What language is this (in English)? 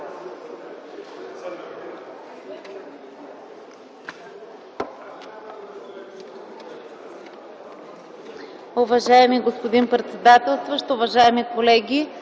Bulgarian